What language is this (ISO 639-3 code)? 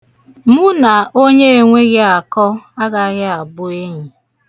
ibo